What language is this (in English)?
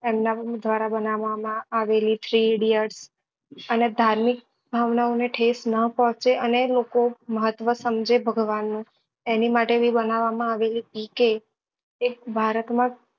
Gujarati